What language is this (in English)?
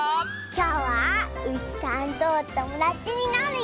Japanese